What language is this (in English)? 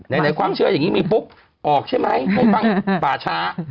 Thai